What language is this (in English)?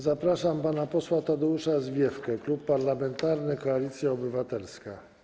Polish